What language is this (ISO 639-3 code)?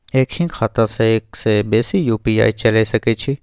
mai